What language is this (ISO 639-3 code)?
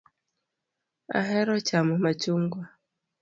luo